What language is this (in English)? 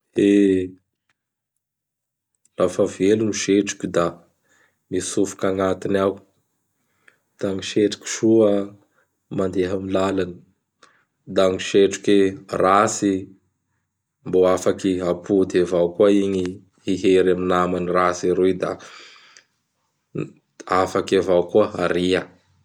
Bara Malagasy